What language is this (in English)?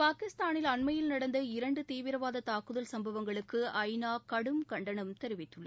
Tamil